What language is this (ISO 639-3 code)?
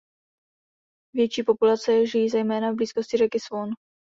ces